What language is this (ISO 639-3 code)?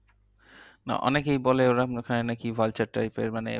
ben